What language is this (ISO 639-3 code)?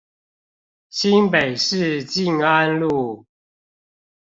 zho